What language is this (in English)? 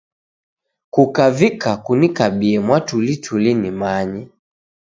Taita